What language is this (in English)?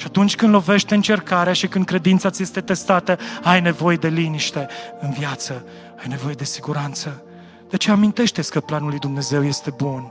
Romanian